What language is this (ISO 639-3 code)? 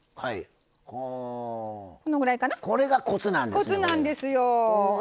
jpn